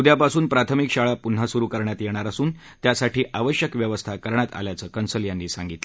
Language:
Marathi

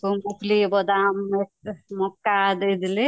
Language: Odia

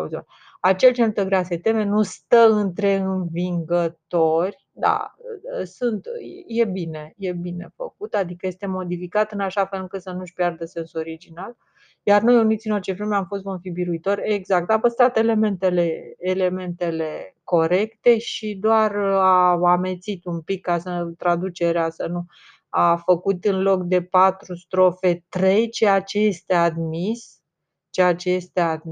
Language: Romanian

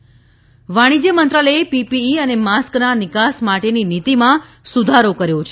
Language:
Gujarati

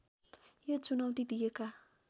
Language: Nepali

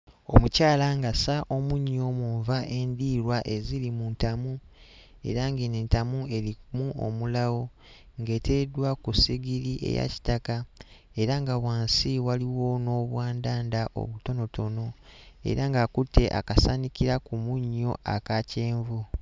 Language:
Ganda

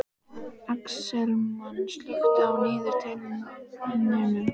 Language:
Icelandic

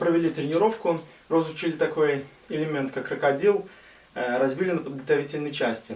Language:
Russian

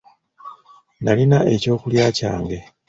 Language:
Ganda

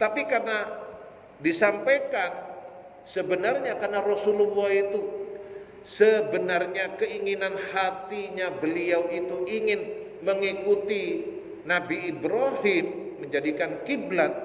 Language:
Indonesian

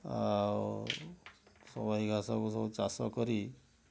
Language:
Odia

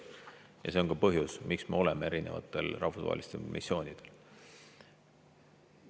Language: Estonian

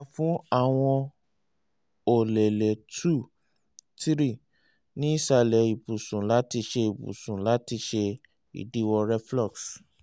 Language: Yoruba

